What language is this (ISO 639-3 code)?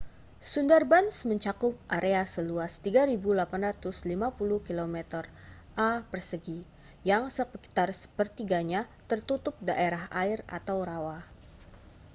ind